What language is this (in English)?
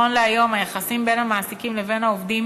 Hebrew